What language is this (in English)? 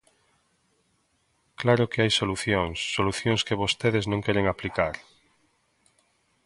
Galician